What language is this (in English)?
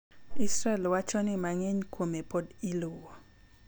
Luo (Kenya and Tanzania)